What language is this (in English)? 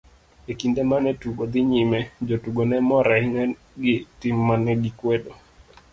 Luo (Kenya and Tanzania)